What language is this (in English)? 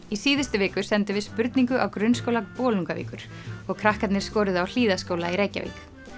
Icelandic